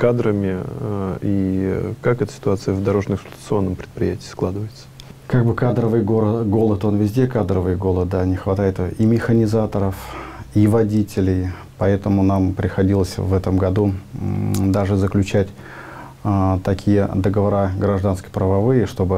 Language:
Russian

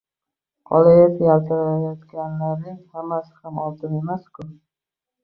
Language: Uzbek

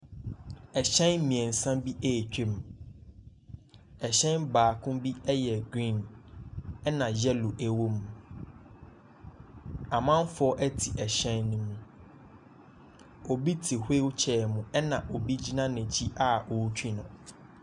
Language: Akan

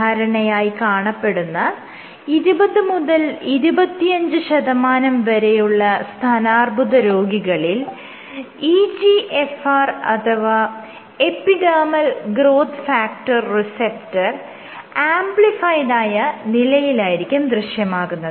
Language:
Malayalam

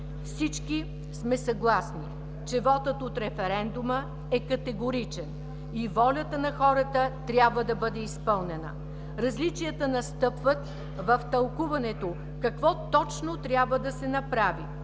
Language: Bulgarian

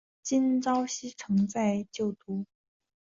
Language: Chinese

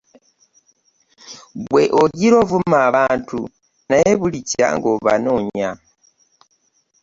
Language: Ganda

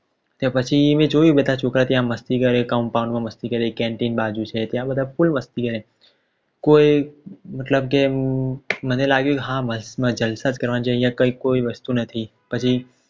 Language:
Gujarati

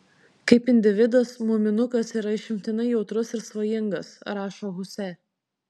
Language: Lithuanian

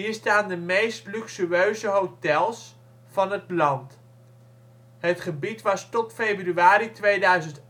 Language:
Dutch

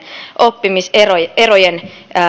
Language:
Finnish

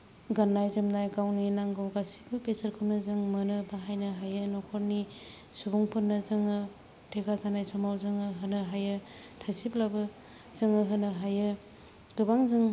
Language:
Bodo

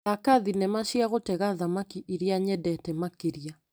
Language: Kikuyu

